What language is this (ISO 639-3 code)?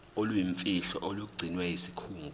zul